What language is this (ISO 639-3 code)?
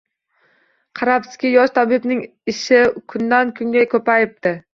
uzb